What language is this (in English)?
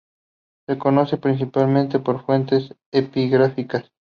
Spanish